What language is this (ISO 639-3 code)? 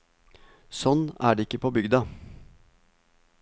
nor